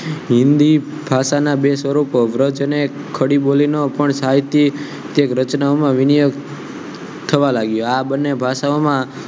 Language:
Gujarati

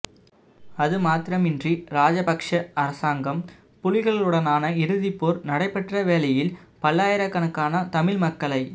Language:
Tamil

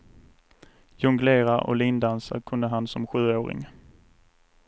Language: Swedish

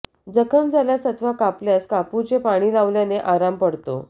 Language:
Marathi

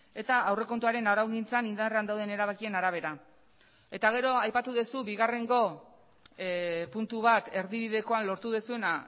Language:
Basque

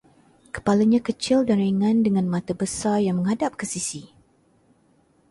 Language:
Malay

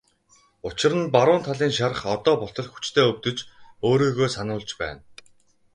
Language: Mongolian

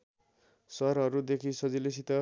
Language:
Nepali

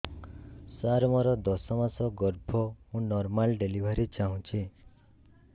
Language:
Odia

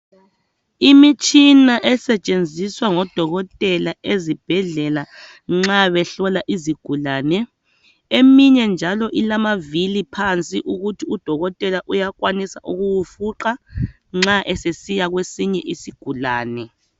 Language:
North Ndebele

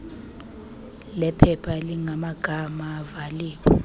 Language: Xhosa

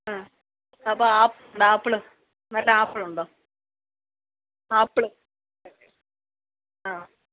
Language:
Malayalam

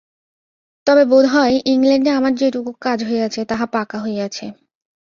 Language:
Bangla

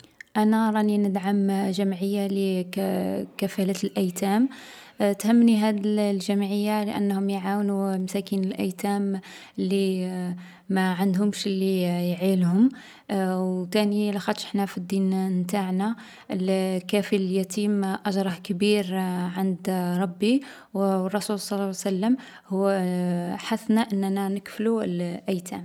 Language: Algerian Arabic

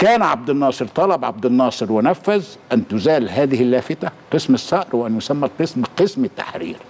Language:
Arabic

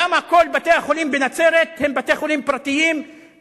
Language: Hebrew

